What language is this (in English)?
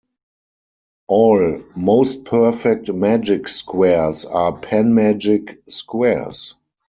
English